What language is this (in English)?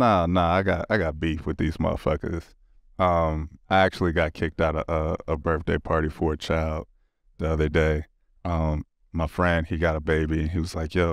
English